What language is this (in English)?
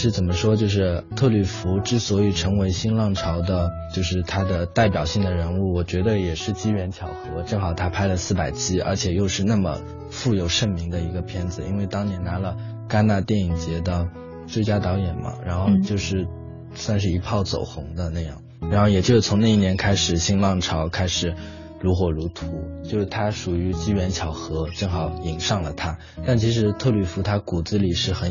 Chinese